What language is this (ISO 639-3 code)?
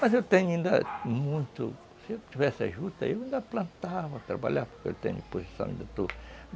por